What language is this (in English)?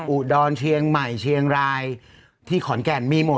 Thai